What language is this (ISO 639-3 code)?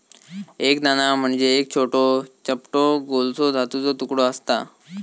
mar